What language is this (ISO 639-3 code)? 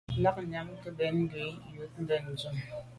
byv